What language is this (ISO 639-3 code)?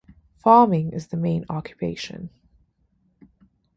eng